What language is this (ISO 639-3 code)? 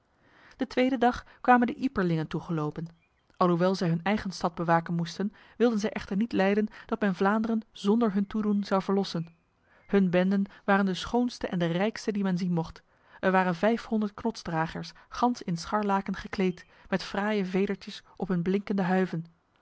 nld